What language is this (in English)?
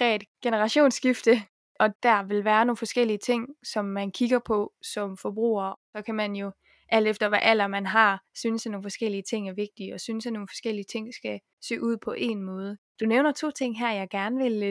Danish